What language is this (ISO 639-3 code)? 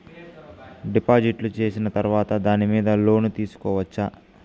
tel